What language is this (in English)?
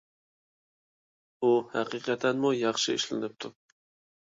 Uyghur